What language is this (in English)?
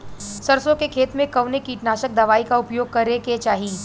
Bhojpuri